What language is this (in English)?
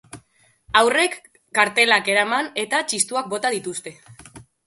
Basque